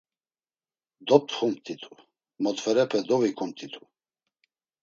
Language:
Laz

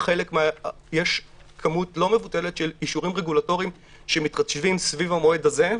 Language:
Hebrew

